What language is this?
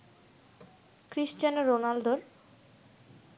Bangla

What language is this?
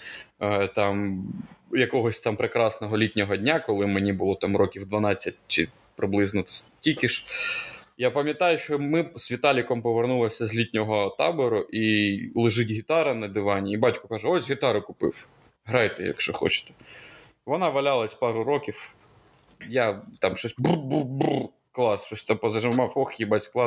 Ukrainian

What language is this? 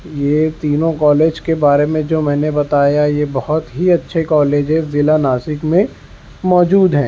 Urdu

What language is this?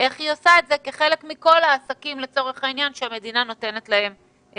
Hebrew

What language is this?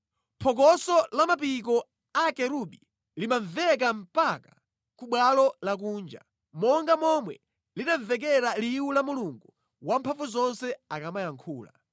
Nyanja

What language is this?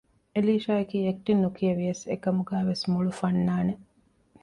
Divehi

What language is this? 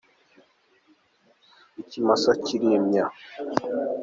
Kinyarwanda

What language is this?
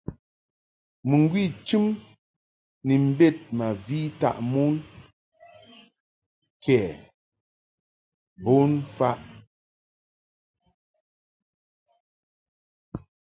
Mungaka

